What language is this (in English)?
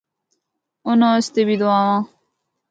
Northern Hindko